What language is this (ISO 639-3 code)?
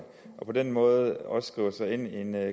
dan